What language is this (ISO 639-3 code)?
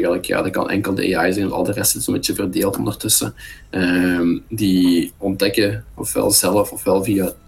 nld